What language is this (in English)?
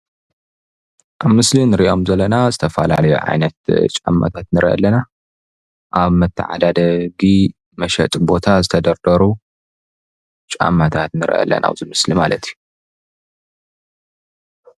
Tigrinya